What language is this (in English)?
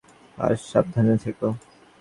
Bangla